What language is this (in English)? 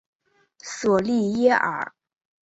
Chinese